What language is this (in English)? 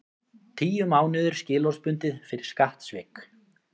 Icelandic